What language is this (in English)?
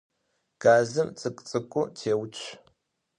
Adyghe